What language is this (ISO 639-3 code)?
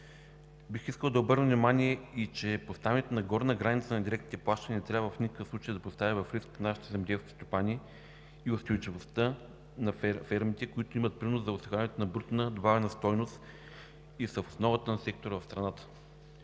bul